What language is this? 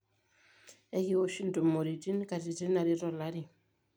Masai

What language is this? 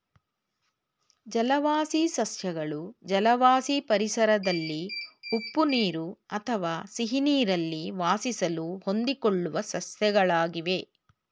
Kannada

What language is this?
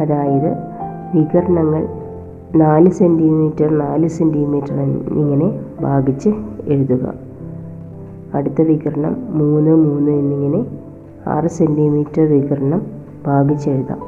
Malayalam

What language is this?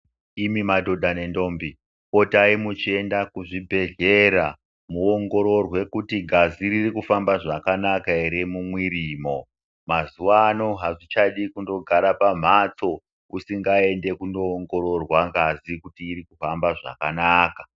Ndau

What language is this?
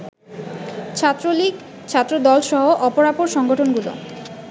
Bangla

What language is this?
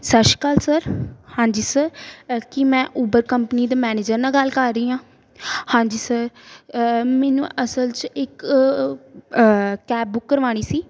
Punjabi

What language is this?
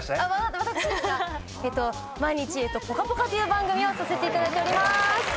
Japanese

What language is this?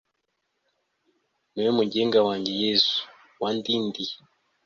Kinyarwanda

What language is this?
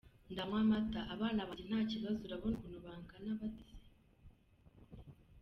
Kinyarwanda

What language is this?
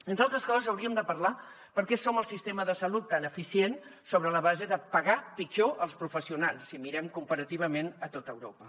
Catalan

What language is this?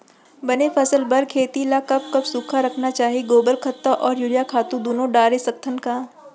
Chhattisgarhi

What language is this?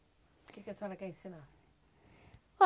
Portuguese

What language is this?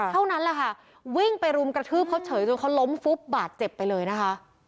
Thai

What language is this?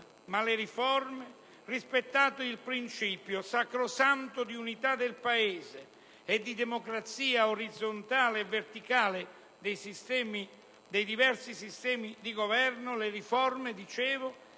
Italian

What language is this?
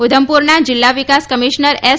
Gujarati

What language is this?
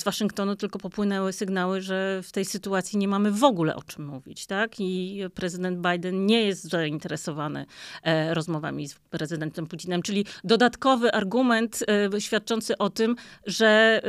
Polish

